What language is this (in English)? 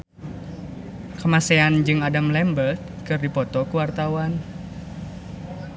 Sundanese